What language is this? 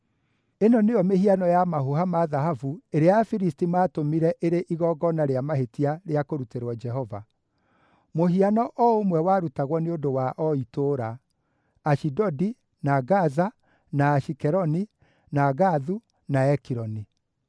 Kikuyu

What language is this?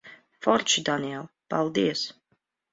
Latvian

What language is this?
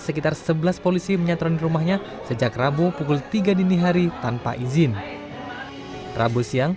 Indonesian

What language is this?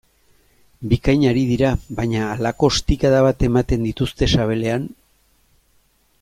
Basque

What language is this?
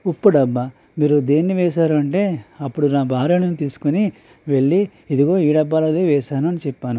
Telugu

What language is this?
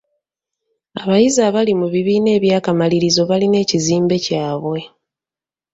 Ganda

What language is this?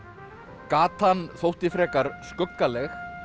Icelandic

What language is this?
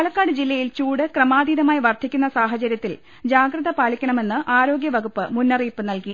Malayalam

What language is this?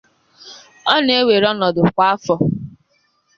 Igbo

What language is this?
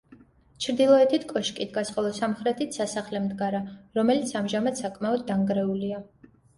Georgian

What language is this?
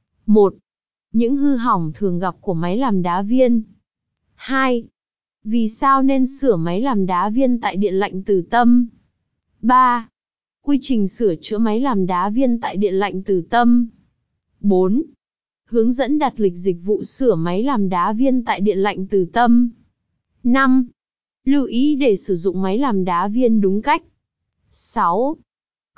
Vietnamese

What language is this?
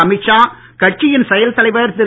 Tamil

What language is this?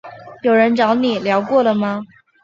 Chinese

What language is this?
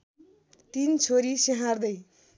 Nepali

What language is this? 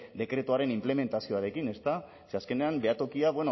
Basque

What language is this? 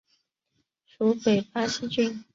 Chinese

